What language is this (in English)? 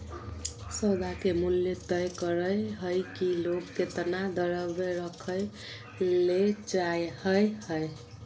Magahi